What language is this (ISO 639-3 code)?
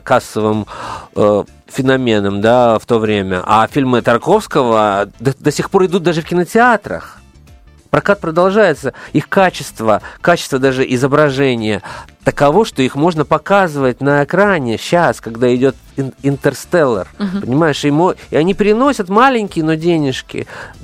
rus